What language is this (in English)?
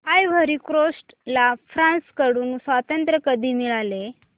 Marathi